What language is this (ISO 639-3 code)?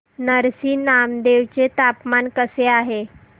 mar